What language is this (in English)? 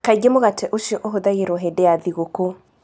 Kikuyu